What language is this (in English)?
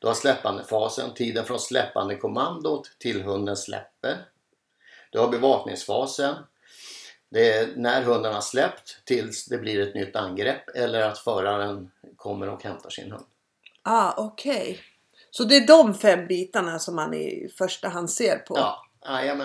Swedish